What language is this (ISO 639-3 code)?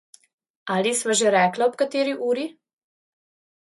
slv